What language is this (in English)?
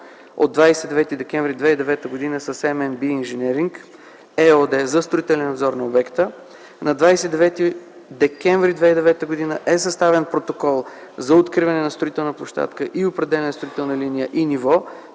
Bulgarian